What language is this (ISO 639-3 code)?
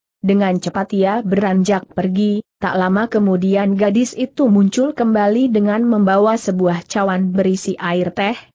ind